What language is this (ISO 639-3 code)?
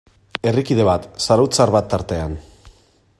eus